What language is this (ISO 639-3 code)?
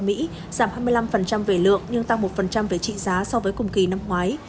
vie